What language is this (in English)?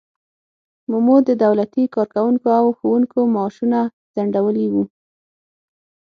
Pashto